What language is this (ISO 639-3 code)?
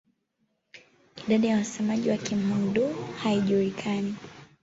swa